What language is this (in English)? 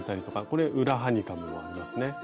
Japanese